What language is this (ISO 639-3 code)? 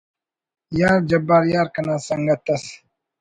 brh